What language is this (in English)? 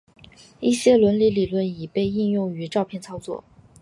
Chinese